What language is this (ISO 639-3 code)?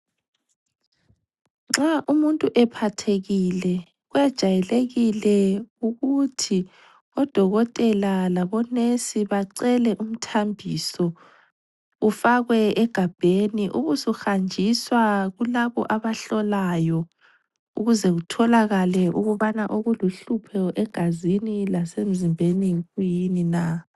nde